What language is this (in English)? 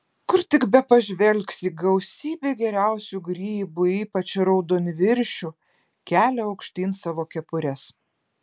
Lithuanian